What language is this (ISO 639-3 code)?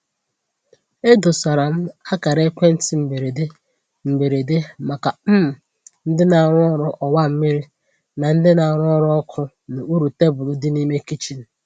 ibo